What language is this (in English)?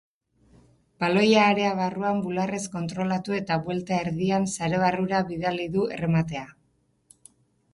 Basque